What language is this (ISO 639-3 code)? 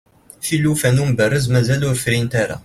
kab